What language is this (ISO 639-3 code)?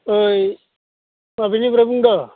brx